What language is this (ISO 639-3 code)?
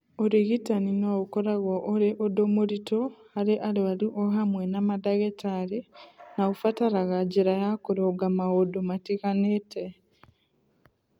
kik